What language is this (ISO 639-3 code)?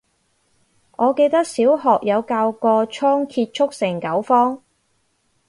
yue